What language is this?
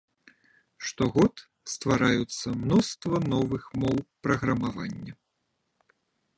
Belarusian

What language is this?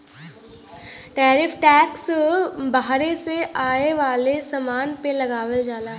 Bhojpuri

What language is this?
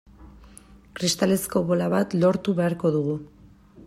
Basque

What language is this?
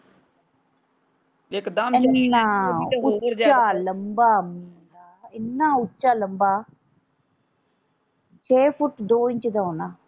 Punjabi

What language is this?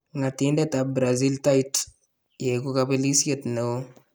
Kalenjin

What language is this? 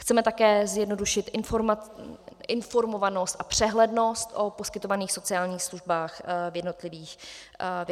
Czech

